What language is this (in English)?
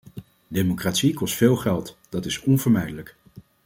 Dutch